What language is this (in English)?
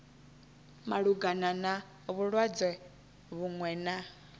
Venda